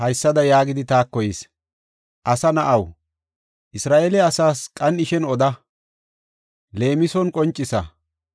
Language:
Gofa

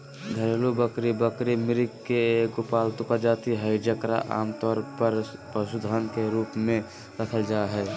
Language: Magahi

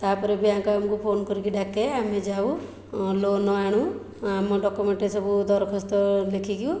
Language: Odia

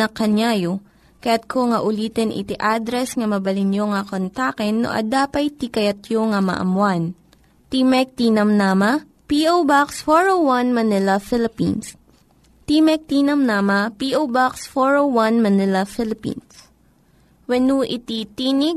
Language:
Filipino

